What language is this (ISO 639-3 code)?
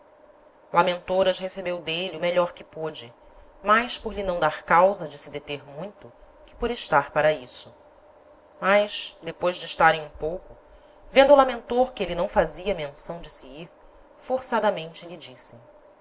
por